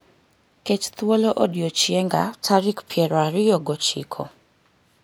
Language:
Luo (Kenya and Tanzania)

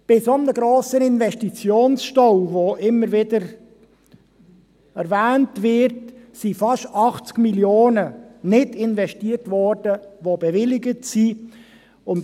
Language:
Swiss German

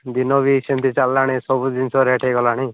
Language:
Odia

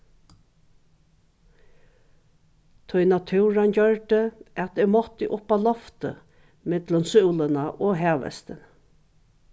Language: Faroese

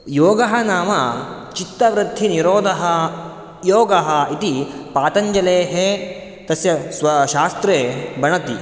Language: Sanskrit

